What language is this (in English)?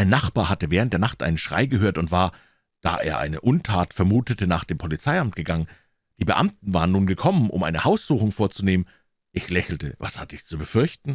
German